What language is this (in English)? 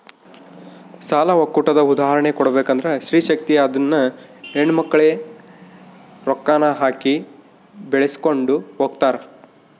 Kannada